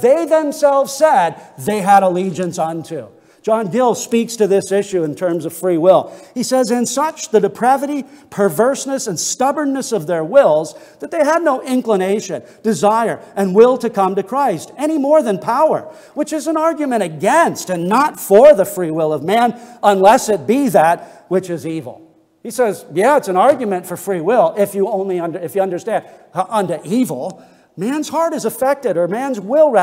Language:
English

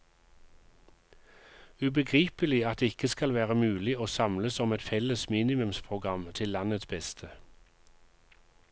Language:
Norwegian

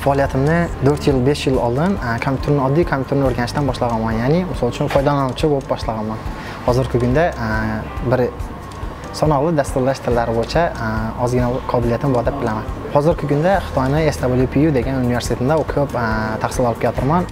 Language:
Thai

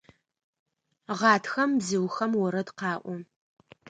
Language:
Adyghe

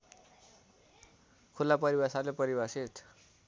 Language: Nepali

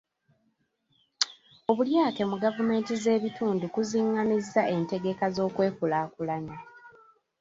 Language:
Ganda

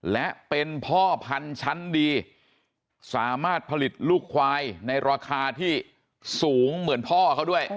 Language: Thai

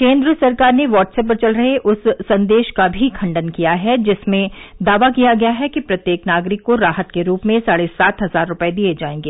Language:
Hindi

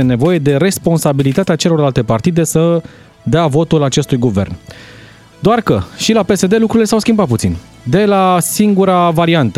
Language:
Romanian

